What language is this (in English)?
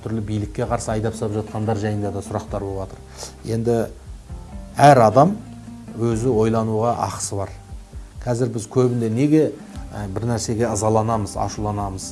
Turkish